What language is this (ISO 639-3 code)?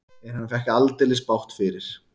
isl